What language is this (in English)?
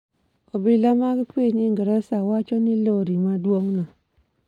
Luo (Kenya and Tanzania)